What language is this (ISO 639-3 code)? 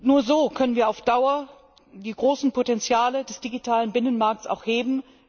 deu